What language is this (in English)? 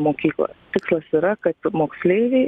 Lithuanian